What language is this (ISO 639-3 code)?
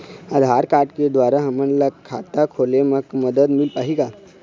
hne